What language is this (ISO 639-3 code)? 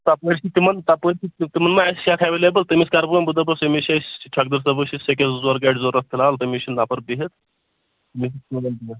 kas